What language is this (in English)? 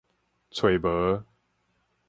Min Nan Chinese